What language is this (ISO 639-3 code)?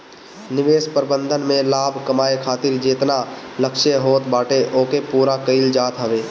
bho